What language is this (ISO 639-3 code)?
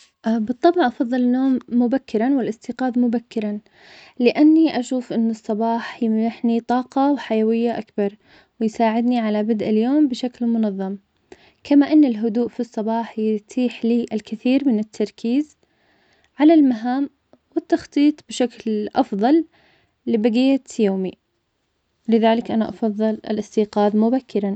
acx